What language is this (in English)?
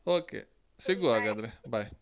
Kannada